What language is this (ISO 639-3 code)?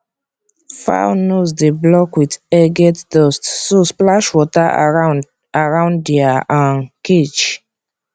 pcm